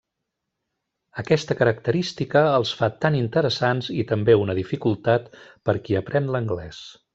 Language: Catalan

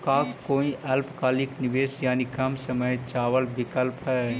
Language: Magahi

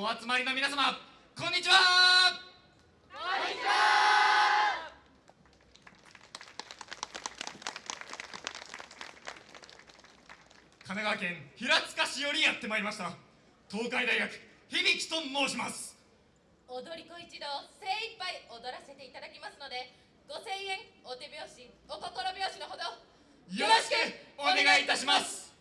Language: Japanese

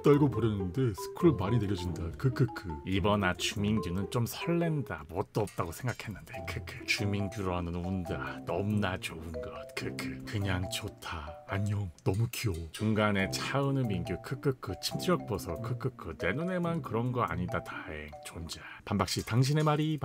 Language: Korean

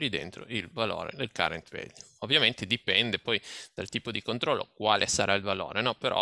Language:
Italian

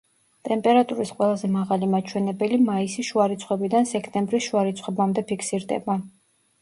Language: Georgian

